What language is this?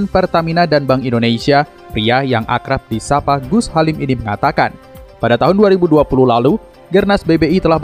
Indonesian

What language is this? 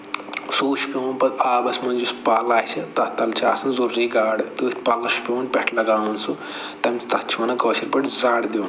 Kashmiri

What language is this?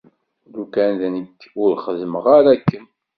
Kabyle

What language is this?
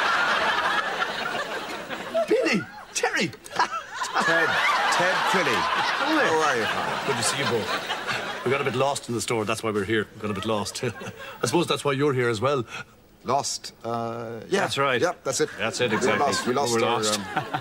English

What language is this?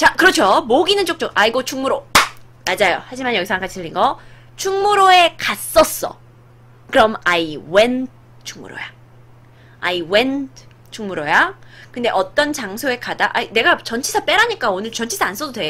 Korean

